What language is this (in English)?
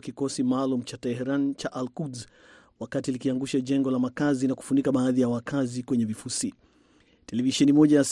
Swahili